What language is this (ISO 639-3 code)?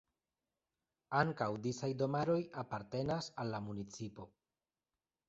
epo